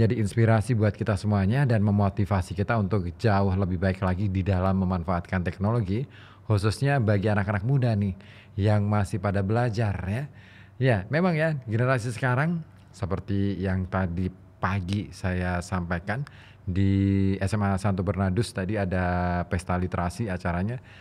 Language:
Indonesian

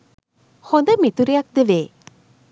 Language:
Sinhala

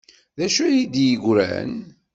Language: Kabyle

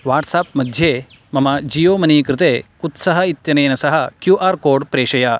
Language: Sanskrit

